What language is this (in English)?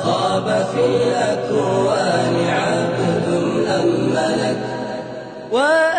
Arabic